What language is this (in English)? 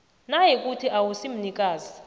South Ndebele